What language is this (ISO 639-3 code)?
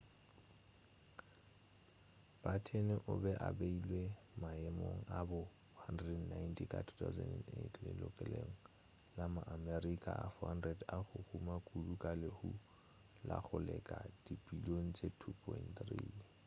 nso